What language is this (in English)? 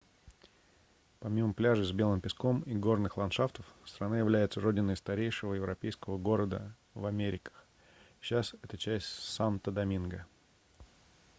Russian